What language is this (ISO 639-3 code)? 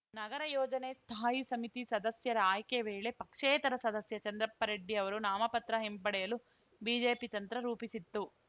kan